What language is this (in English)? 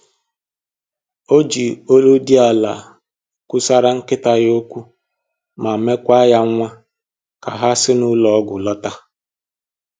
Igbo